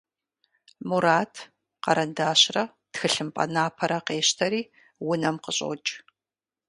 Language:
Kabardian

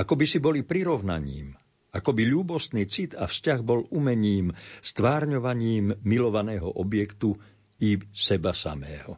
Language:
Slovak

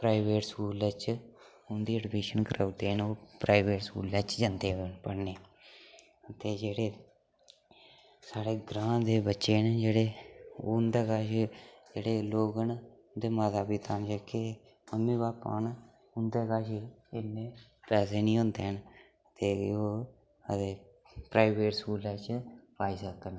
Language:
Dogri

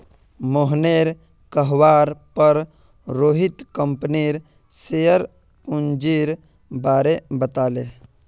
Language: Magahi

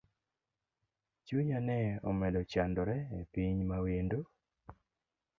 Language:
Luo (Kenya and Tanzania)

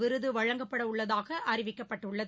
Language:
Tamil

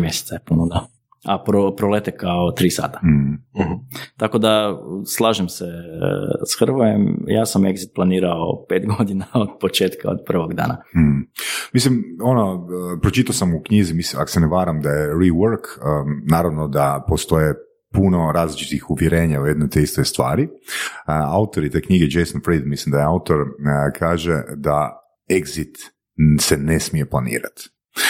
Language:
Croatian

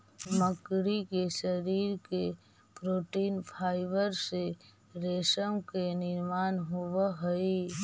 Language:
Magahi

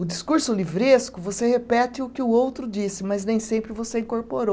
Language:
Portuguese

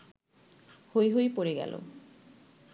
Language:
Bangla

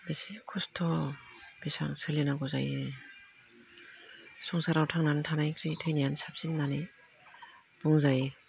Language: Bodo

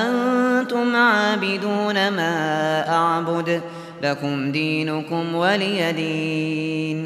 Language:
Arabic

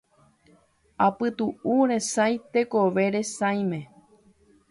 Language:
Guarani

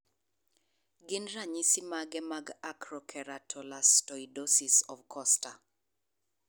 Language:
Luo (Kenya and Tanzania)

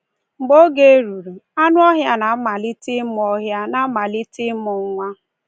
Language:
Igbo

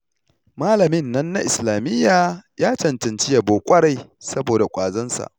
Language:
Hausa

